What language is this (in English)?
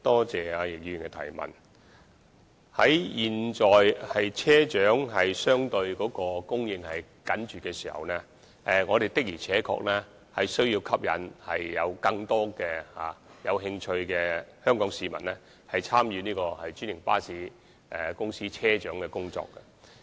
Cantonese